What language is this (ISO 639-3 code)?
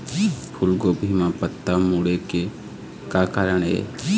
hne